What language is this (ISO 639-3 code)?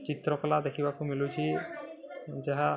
ori